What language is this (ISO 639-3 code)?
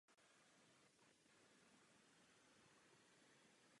ces